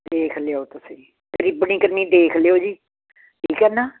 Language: Punjabi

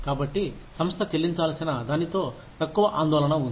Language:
Telugu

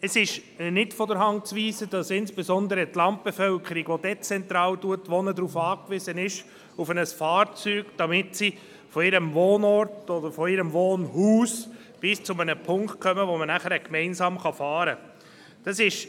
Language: Swiss German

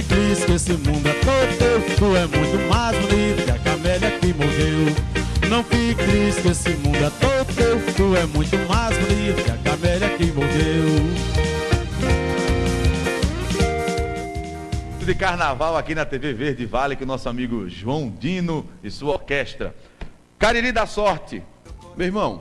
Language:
Portuguese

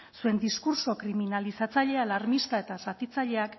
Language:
Basque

